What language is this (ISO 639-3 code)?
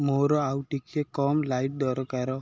ori